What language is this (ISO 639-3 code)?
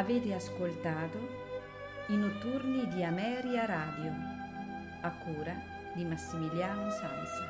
ita